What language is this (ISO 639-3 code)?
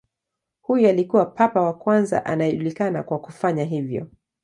swa